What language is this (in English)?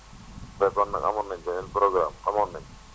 Wolof